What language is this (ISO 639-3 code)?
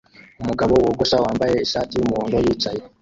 kin